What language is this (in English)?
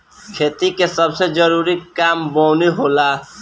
Bhojpuri